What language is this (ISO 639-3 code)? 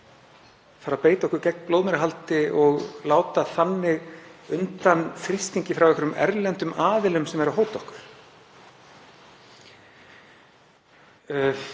isl